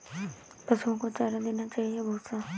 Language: Hindi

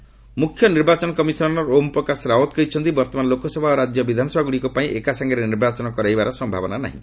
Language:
Odia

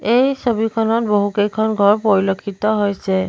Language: Assamese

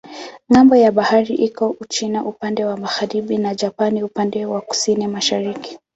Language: Swahili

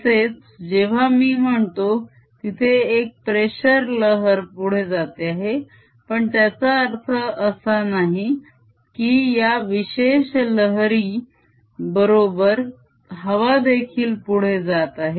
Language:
Marathi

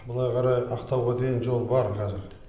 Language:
Kazakh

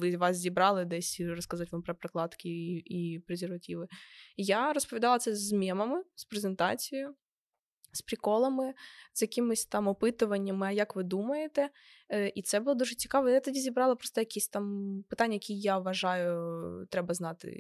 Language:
Ukrainian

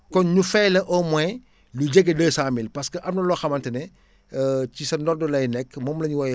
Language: Wolof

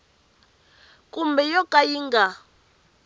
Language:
Tsonga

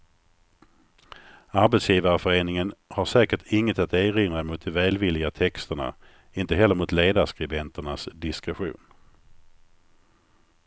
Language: Swedish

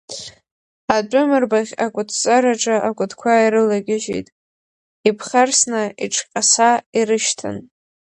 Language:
Abkhazian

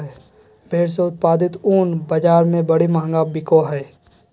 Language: Magahi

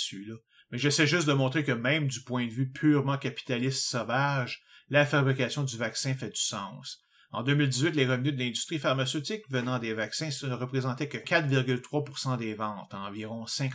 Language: French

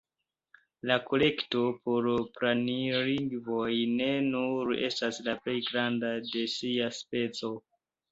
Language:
Esperanto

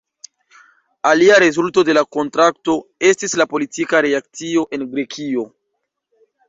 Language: Esperanto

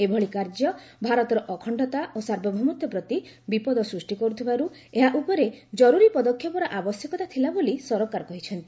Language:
Odia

